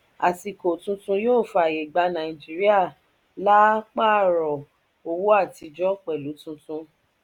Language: Yoruba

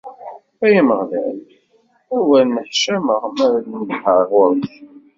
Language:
Kabyle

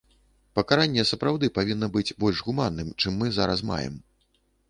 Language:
Belarusian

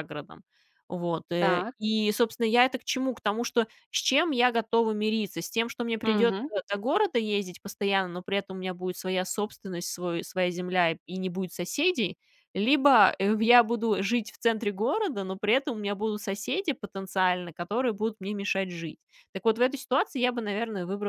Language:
Russian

